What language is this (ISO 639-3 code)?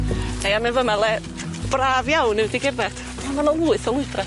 cym